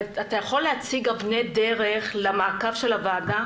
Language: Hebrew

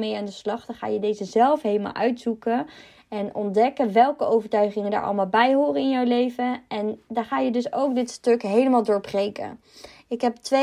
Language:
Dutch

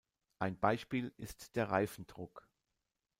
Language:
German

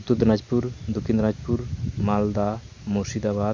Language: Santali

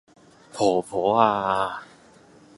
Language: Cantonese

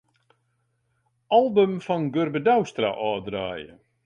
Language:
Western Frisian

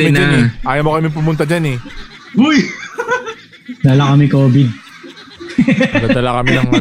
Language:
Filipino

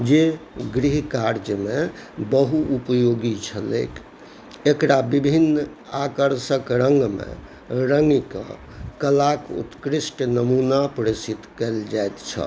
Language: Maithili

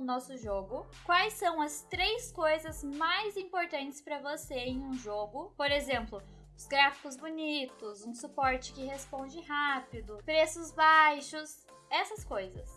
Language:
Portuguese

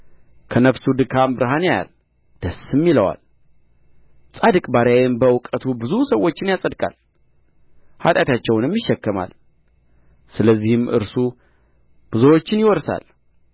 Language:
Amharic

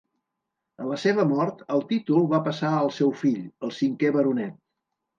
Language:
Catalan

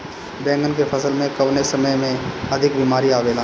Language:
Bhojpuri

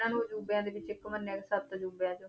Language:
Punjabi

